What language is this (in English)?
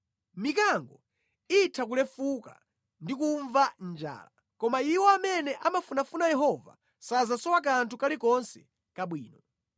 Nyanja